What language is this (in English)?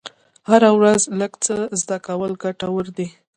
Pashto